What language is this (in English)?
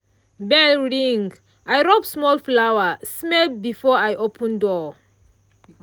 Nigerian Pidgin